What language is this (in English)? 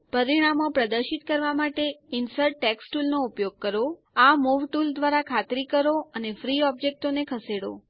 Gujarati